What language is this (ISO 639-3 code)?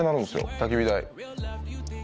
jpn